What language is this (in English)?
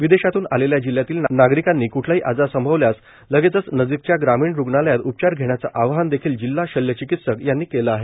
Marathi